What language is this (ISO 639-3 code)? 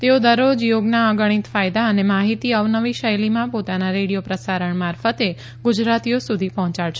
guj